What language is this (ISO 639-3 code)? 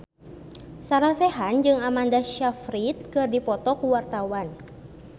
sun